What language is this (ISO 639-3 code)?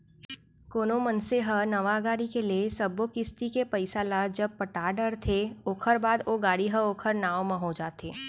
hne